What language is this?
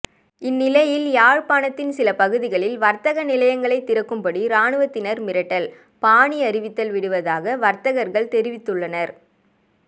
Tamil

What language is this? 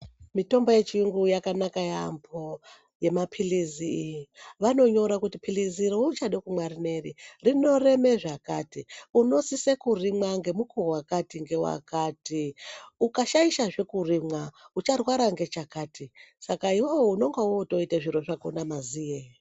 Ndau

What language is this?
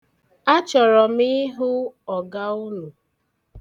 Igbo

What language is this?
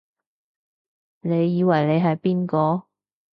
Cantonese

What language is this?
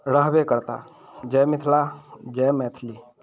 Maithili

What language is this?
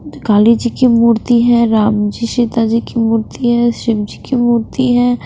Hindi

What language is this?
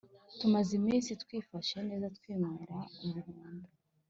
Kinyarwanda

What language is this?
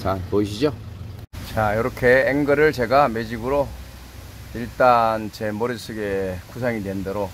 Korean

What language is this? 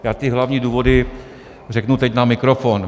Czech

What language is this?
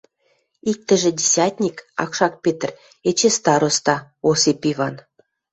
Western Mari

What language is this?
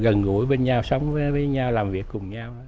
Vietnamese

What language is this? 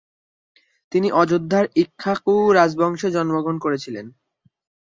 Bangla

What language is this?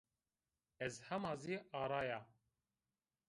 Zaza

